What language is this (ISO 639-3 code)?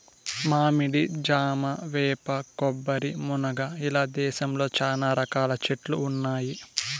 tel